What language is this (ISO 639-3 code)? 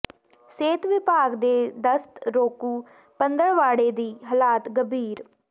pan